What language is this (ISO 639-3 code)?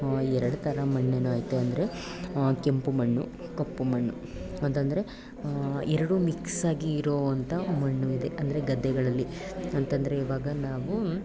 kan